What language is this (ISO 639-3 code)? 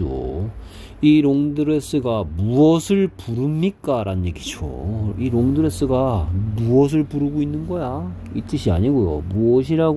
kor